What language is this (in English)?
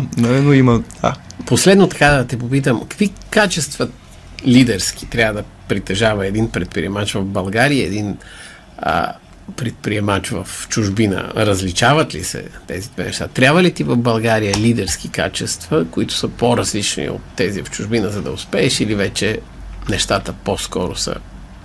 Bulgarian